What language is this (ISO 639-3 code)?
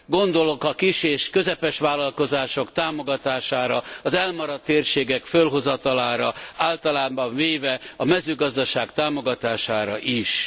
hun